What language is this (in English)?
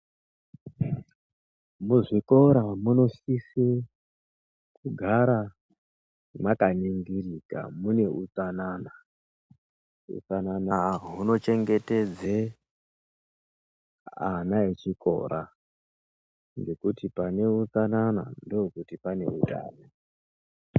Ndau